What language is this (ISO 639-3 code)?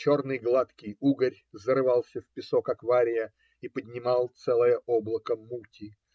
rus